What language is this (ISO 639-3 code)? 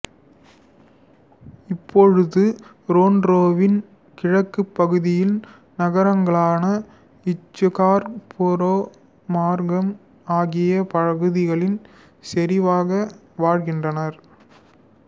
tam